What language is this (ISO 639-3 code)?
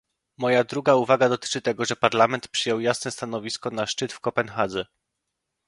pol